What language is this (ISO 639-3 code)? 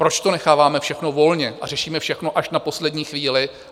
ces